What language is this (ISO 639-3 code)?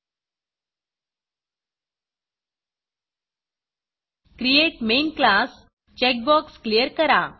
mar